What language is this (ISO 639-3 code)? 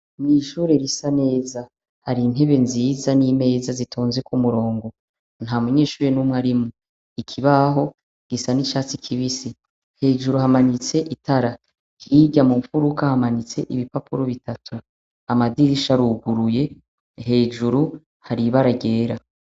run